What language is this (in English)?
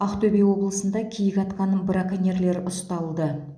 Kazakh